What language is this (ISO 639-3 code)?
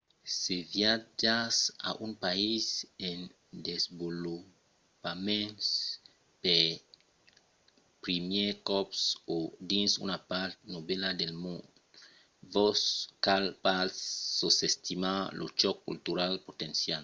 oci